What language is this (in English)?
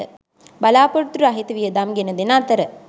Sinhala